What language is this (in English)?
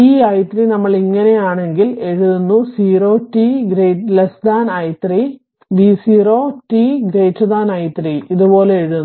Malayalam